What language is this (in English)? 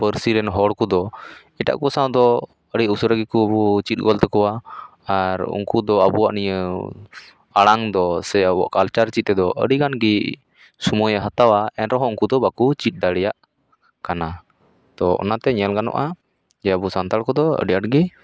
Santali